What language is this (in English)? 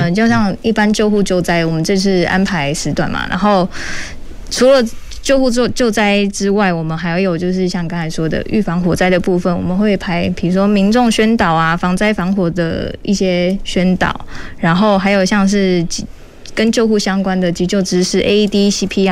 Chinese